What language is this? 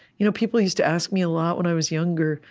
English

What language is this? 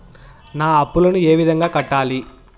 Telugu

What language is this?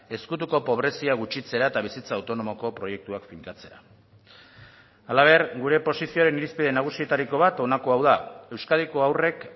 Basque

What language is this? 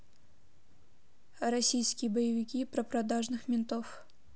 Russian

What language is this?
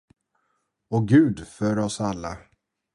Swedish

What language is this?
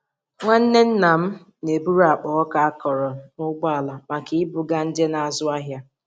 Igbo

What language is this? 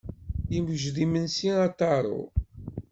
Kabyle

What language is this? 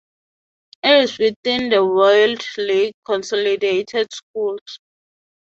English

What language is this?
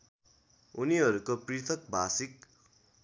Nepali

